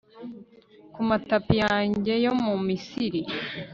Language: Kinyarwanda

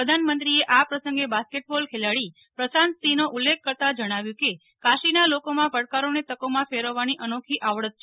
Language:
Gujarati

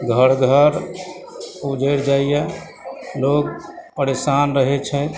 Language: Maithili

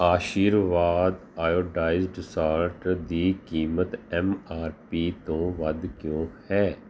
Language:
Punjabi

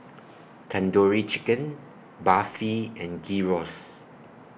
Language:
English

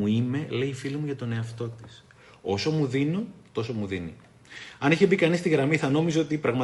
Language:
Greek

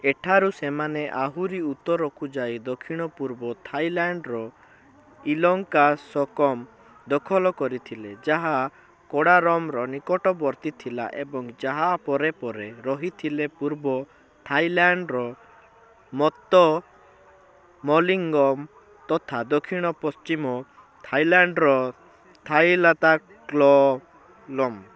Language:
Odia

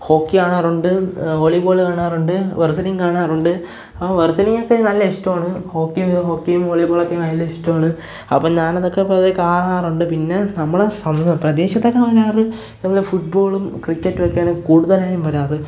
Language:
Malayalam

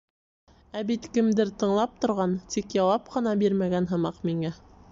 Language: Bashkir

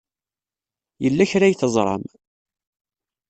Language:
Kabyle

